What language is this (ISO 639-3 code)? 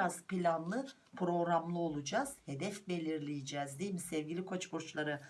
tur